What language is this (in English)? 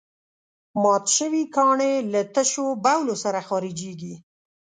Pashto